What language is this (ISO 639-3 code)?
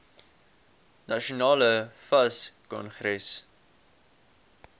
afr